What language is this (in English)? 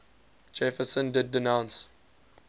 English